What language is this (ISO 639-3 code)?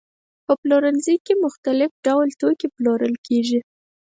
pus